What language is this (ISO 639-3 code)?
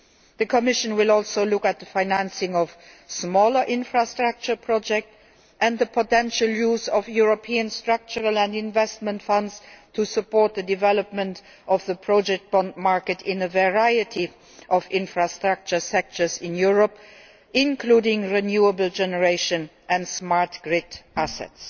eng